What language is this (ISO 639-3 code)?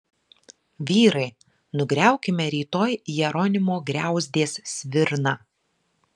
lit